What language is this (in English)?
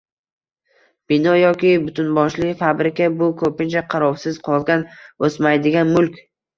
Uzbek